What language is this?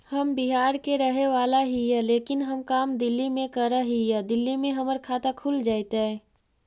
Magahi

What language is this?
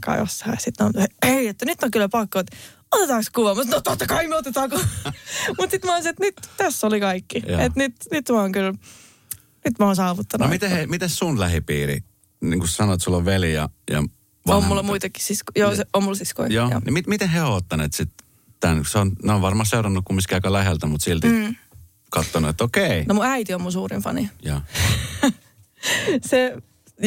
Finnish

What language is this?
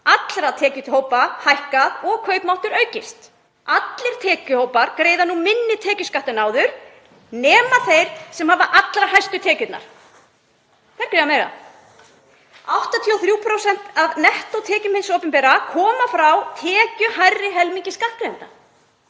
Icelandic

